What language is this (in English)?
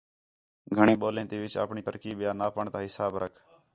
Khetrani